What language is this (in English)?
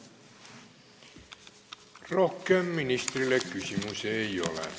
Estonian